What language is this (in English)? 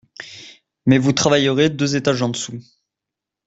French